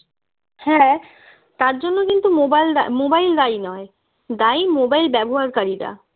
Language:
Bangla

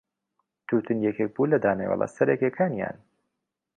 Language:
Central Kurdish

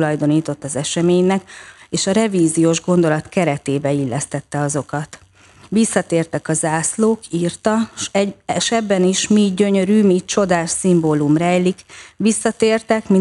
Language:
Hungarian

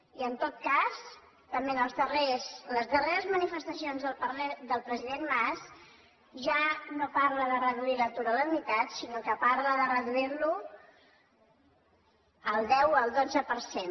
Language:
Catalan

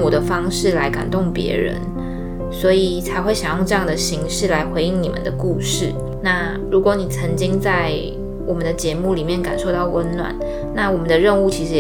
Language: Chinese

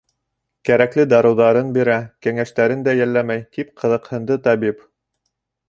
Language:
Bashkir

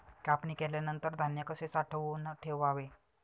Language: Marathi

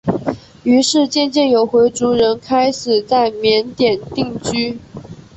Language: Chinese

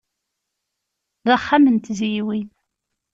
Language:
Kabyle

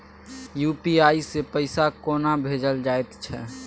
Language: Maithili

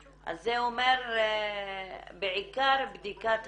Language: Hebrew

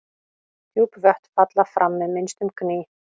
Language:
Icelandic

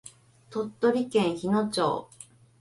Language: Japanese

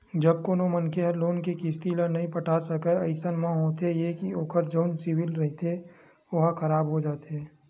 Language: Chhattisgarhi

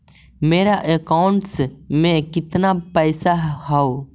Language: Magahi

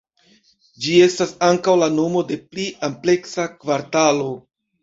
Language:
Esperanto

